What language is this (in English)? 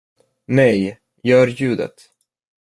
Swedish